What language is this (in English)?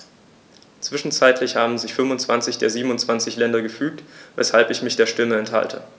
German